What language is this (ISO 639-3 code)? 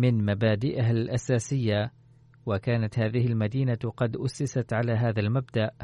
ara